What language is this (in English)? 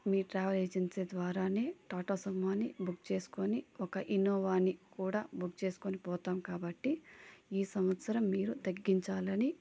Telugu